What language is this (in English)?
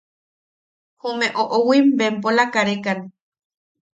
Yaqui